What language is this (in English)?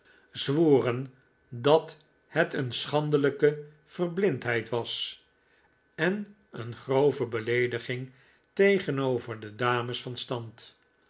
Dutch